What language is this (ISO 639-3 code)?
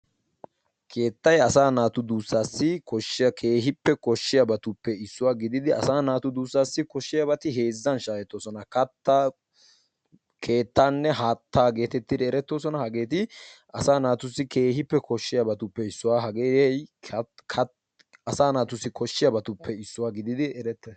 wal